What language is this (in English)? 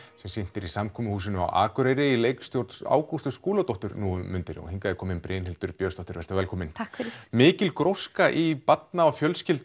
Icelandic